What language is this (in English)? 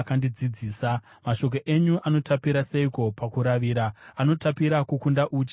Shona